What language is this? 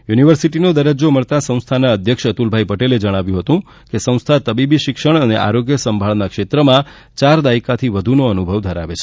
Gujarati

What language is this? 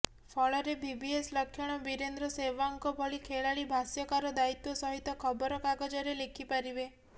Odia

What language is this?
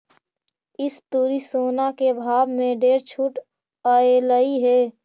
Magahi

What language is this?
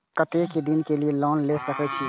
Maithili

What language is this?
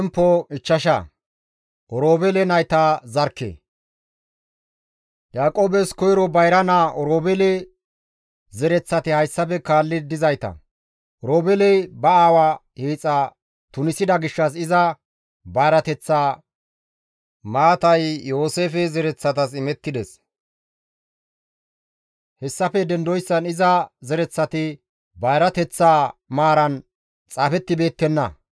Gamo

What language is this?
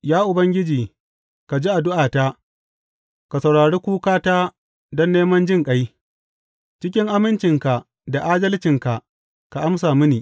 Hausa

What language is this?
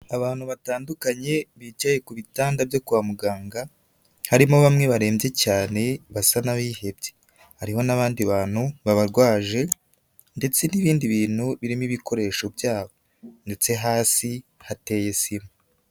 Kinyarwanda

